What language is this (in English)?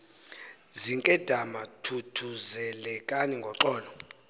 Xhosa